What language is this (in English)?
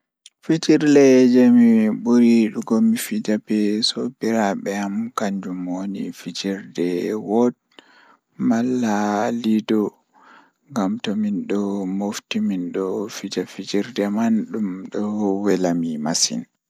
Fula